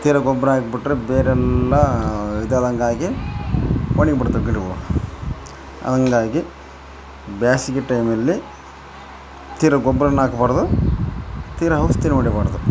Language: Kannada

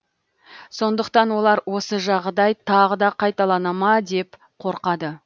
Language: Kazakh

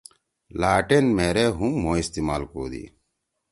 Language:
Torwali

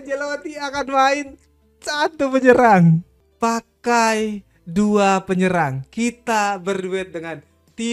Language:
Indonesian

